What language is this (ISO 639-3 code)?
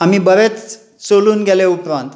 kok